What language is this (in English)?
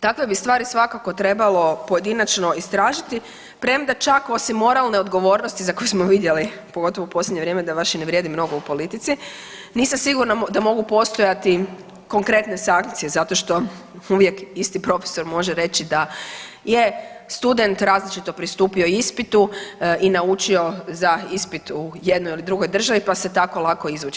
Croatian